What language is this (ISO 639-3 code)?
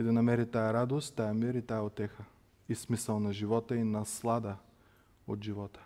bul